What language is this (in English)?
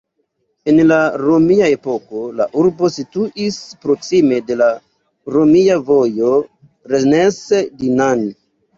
Esperanto